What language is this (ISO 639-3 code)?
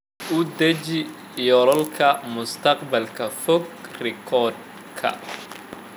som